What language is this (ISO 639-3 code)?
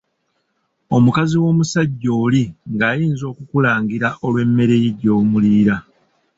lug